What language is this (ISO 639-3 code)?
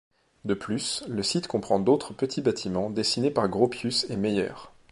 fra